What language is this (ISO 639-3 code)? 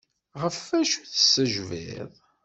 kab